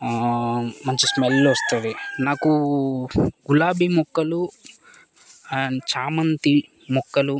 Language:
Telugu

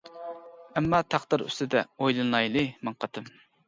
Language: Uyghur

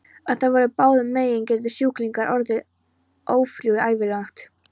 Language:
Icelandic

